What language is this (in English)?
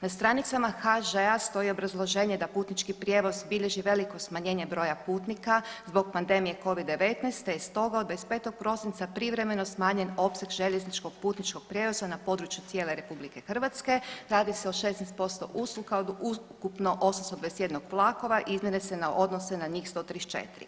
Croatian